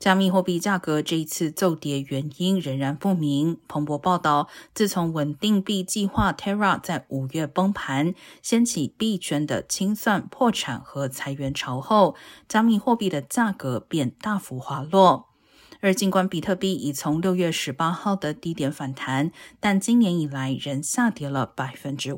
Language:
Chinese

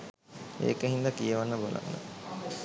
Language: Sinhala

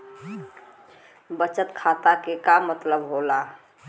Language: Bhojpuri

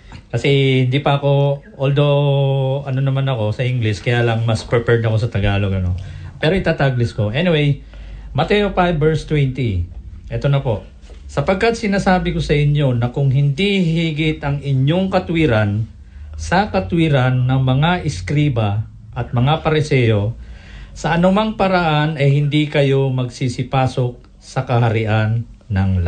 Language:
Filipino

